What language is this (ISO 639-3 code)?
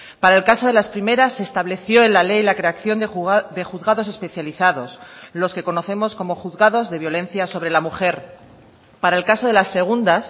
spa